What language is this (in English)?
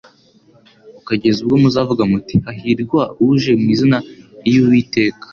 Kinyarwanda